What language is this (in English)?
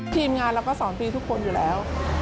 Thai